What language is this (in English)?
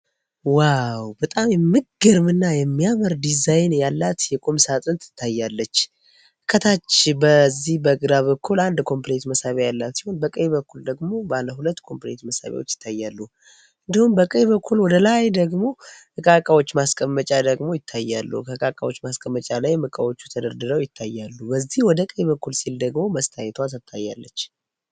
Amharic